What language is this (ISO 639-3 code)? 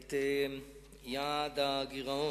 heb